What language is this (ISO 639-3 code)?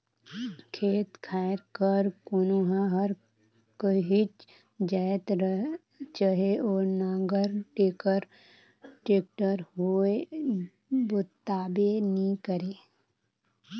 hne